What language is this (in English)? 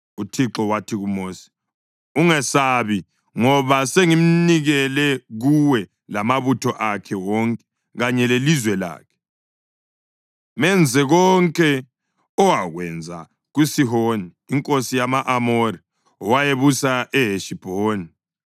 North Ndebele